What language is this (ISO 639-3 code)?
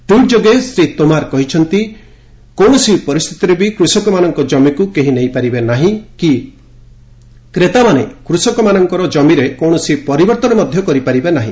ori